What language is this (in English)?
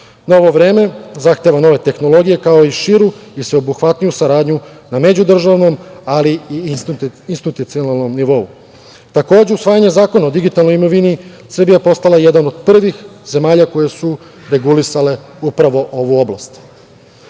Serbian